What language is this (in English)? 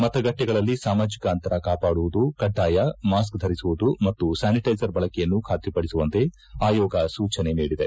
Kannada